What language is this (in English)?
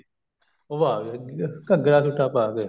Punjabi